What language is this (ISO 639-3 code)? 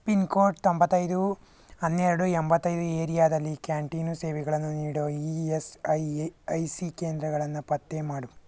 kan